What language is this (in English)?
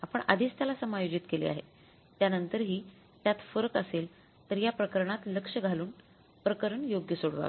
Marathi